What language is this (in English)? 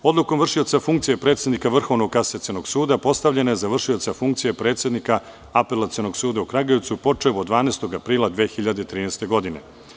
Serbian